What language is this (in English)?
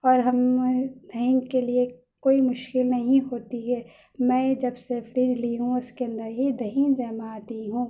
Urdu